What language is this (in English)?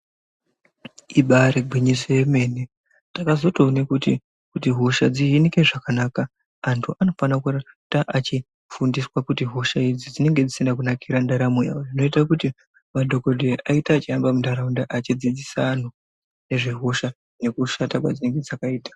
Ndau